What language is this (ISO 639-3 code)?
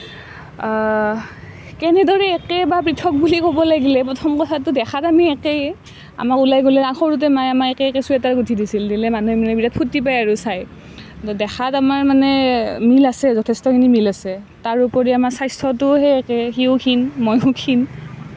asm